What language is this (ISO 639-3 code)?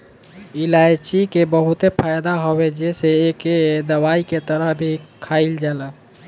bho